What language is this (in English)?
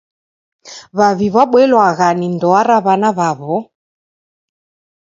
Taita